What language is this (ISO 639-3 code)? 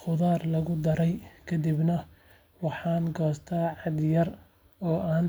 som